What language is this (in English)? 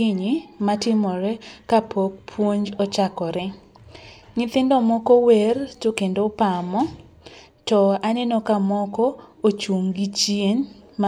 Luo (Kenya and Tanzania)